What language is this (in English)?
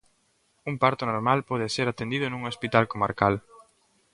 Galician